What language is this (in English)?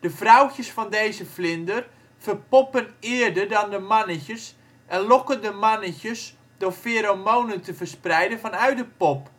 Dutch